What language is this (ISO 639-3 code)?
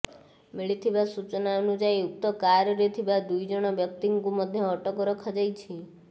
ori